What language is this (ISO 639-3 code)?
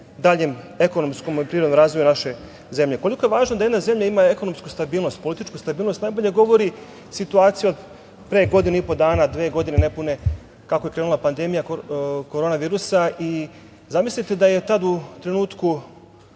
srp